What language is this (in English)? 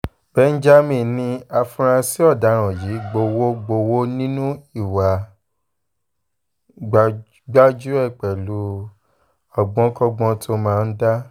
Yoruba